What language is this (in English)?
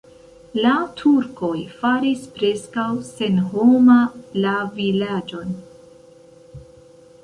Esperanto